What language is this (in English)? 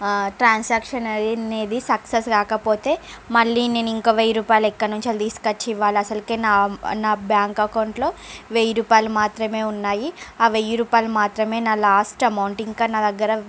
Telugu